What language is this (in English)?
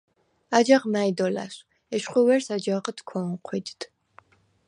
Svan